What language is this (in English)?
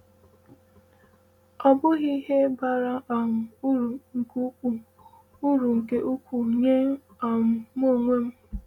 Igbo